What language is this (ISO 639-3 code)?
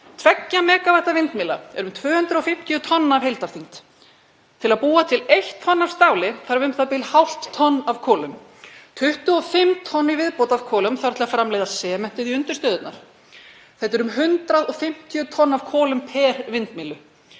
isl